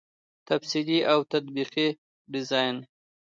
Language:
Pashto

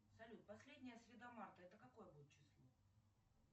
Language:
Russian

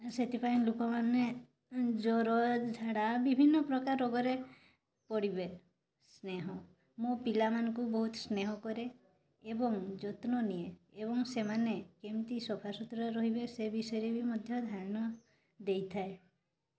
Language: Odia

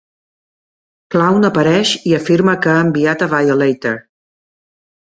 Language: Catalan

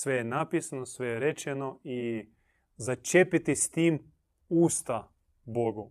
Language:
Croatian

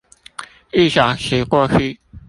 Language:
Chinese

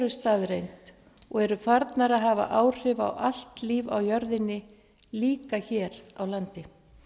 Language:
Icelandic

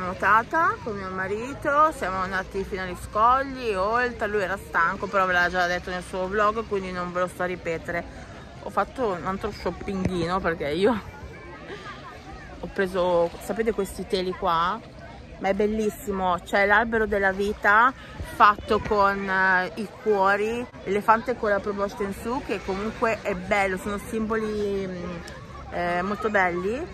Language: Italian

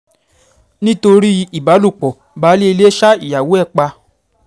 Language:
Yoruba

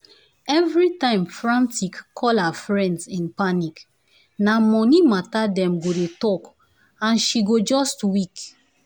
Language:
Nigerian Pidgin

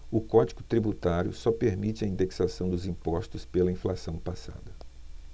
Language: Portuguese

